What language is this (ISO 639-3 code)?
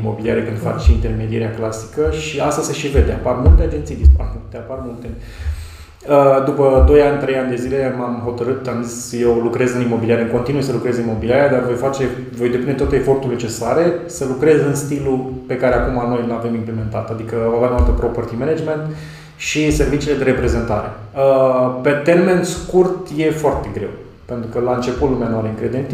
ron